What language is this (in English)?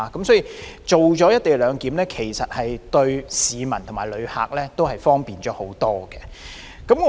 Cantonese